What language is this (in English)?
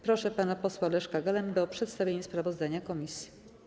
Polish